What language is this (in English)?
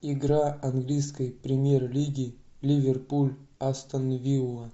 Russian